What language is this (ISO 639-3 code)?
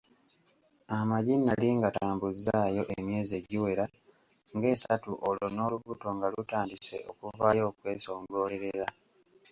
lug